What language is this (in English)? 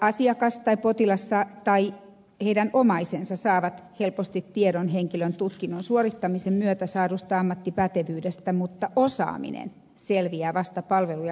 Finnish